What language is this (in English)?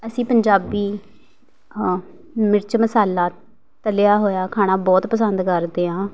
Punjabi